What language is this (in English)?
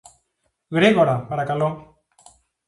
Greek